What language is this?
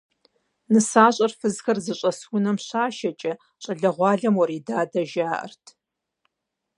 Kabardian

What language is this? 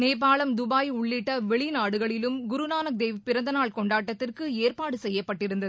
Tamil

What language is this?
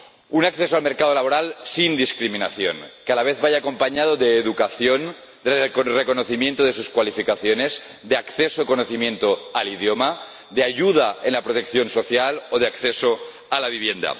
Spanish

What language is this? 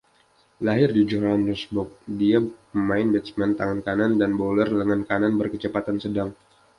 Indonesian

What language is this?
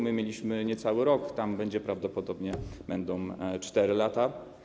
Polish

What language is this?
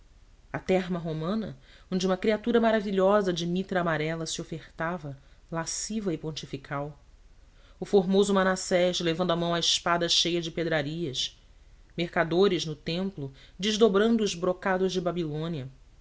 Portuguese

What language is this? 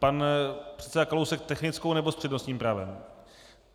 Czech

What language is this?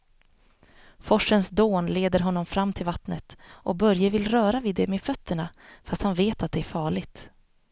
Swedish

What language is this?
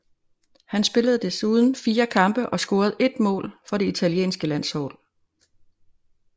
Danish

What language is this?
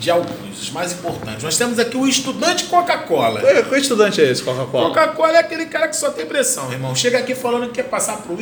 Portuguese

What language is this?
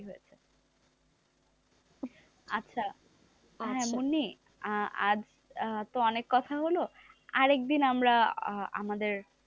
Bangla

